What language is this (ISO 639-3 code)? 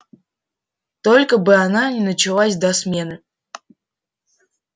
rus